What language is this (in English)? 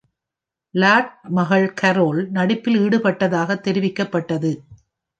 Tamil